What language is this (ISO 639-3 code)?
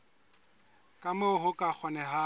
sot